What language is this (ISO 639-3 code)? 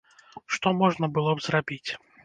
bel